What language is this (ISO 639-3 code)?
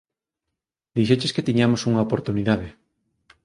glg